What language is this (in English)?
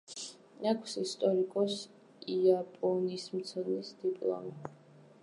Georgian